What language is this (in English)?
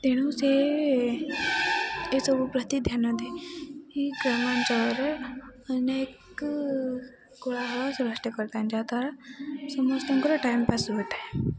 Odia